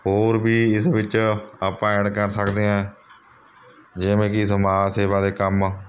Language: Punjabi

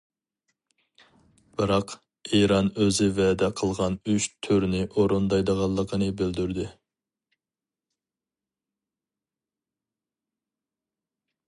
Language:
Uyghur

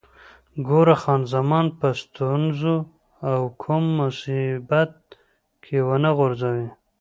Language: Pashto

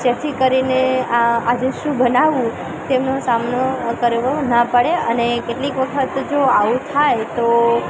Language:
Gujarati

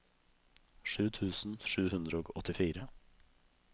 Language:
Norwegian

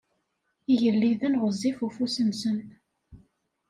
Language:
Kabyle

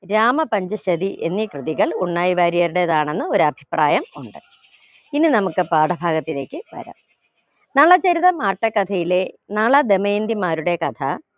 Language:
Malayalam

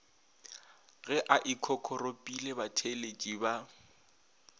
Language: Northern Sotho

